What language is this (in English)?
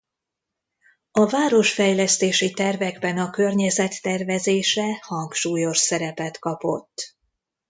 Hungarian